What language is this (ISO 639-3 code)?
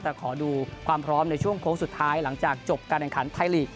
tha